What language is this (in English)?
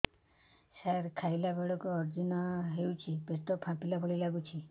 Odia